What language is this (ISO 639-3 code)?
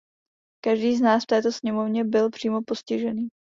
ces